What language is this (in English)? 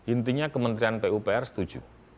Indonesian